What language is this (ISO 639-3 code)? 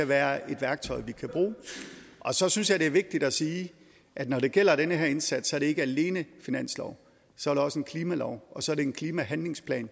dan